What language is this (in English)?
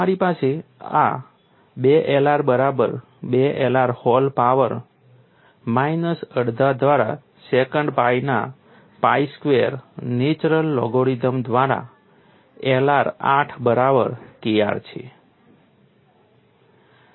Gujarati